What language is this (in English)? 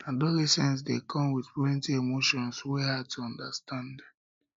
Nigerian Pidgin